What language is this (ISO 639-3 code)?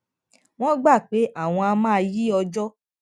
yor